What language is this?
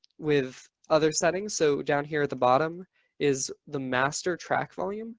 English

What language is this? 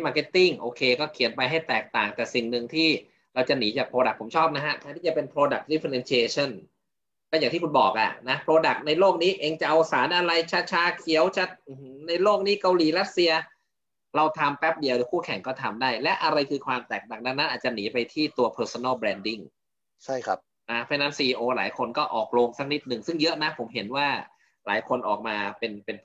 Thai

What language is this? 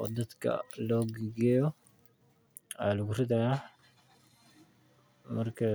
Somali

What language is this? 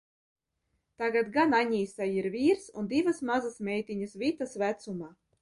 Latvian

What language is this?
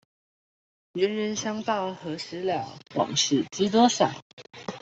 Chinese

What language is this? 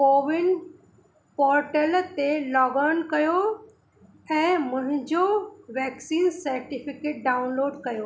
Sindhi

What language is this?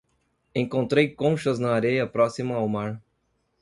Portuguese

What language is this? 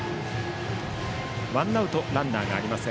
Japanese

